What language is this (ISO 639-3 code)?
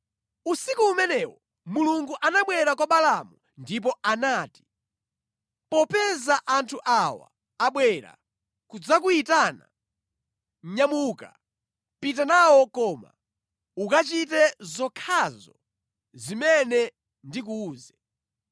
nya